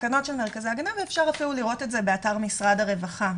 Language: Hebrew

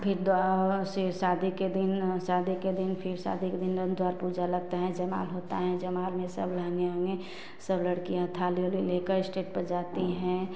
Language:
Hindi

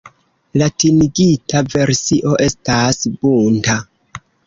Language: Esperanto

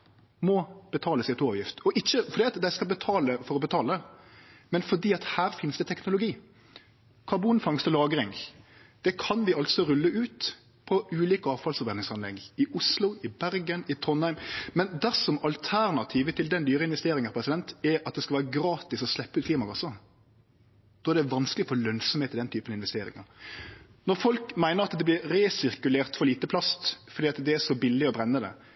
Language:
Norwegian Nynorsk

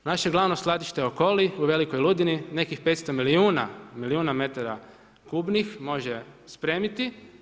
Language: Croatian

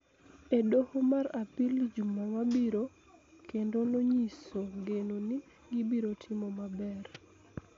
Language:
Luo (Kenya and Tanzania)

